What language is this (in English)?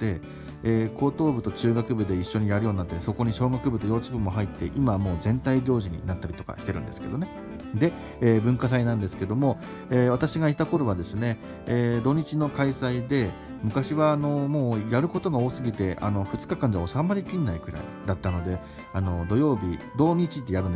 Japanese